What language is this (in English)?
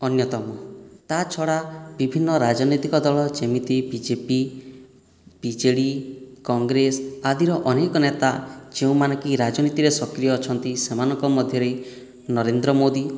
Odia